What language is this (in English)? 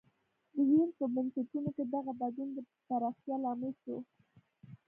Pashto